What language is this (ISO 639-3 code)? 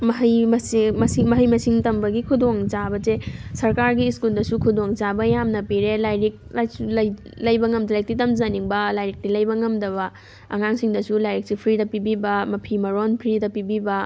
mni